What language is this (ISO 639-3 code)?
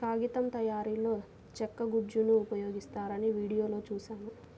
tel